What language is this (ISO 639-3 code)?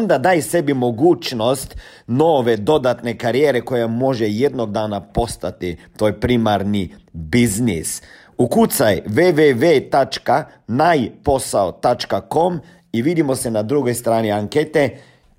hrv